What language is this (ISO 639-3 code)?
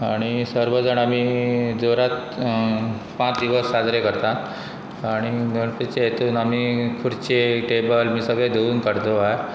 kok